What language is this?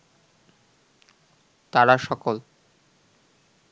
Bangla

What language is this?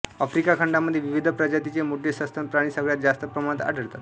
Marathi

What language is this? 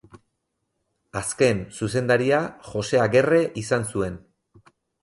Basque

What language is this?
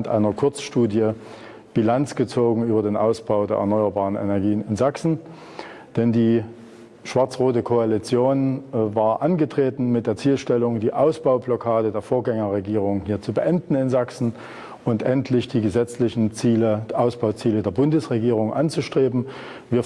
German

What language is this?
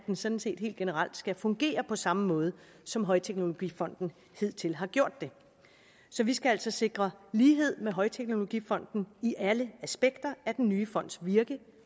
Danish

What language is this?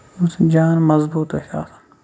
Kashmiri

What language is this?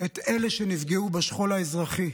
Hebrew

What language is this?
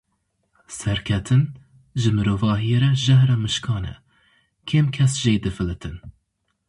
Kurdish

